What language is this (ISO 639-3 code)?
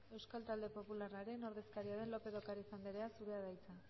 eus